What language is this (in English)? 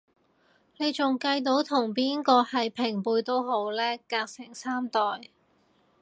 Cantonese